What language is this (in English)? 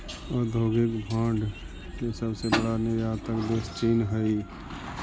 Magahi